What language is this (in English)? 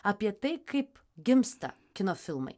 Lithuanian